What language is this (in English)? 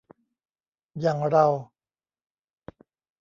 Thai